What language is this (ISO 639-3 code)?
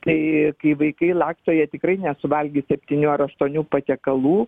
lit